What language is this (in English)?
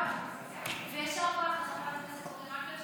Hebrew